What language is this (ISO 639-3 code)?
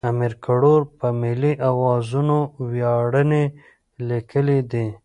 pus